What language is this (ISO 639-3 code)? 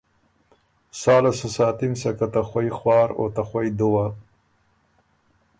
oru